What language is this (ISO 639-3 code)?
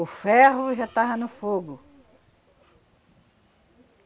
por